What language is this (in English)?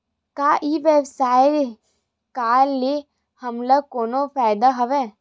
Chhattisgarhi